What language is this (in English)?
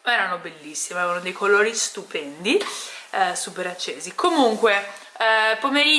Italian